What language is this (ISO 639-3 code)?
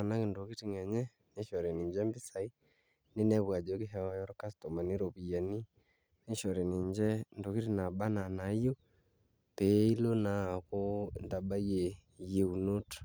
mas